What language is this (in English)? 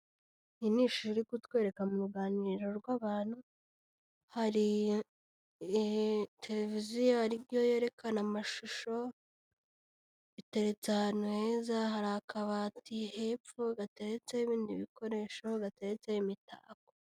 Kinyarwanda